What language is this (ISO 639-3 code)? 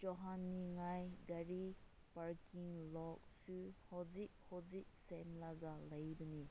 mni